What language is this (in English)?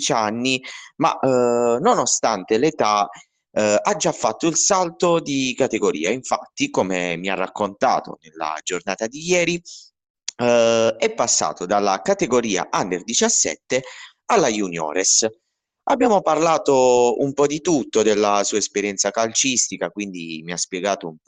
Italian